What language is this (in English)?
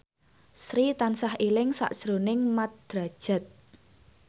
Javanese